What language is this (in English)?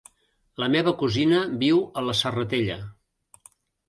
Catalan